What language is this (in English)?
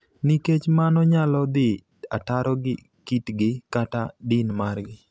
Luo (Kenya and Tanzania)